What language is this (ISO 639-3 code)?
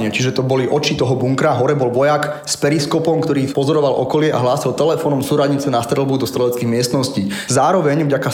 slk